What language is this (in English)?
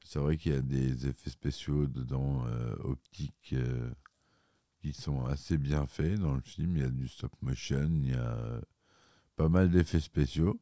French